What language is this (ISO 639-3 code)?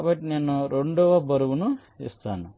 tel